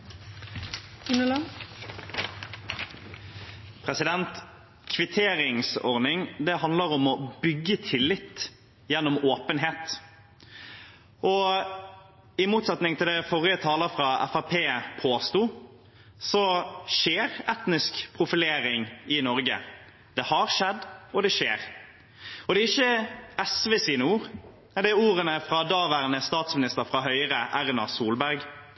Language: Norwegian Bokmål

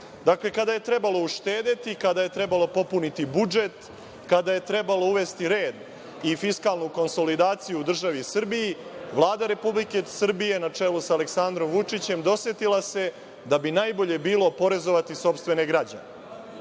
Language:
Serbian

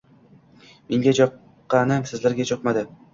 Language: Uzbek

